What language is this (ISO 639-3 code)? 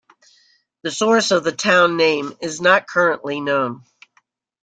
eng